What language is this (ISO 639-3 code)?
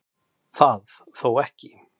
isl